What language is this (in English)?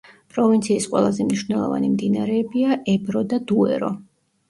Georgian